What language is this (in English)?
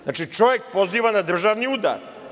Serbian